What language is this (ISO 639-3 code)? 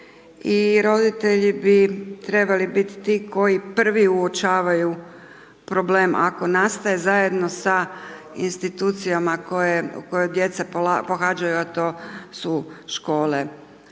hrv